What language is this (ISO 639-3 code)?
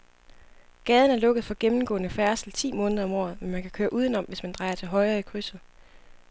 dan